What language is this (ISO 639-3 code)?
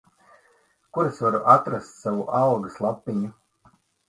lav